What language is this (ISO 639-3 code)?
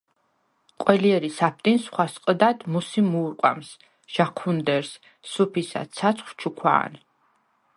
sva